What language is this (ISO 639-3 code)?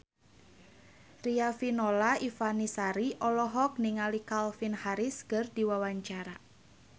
sun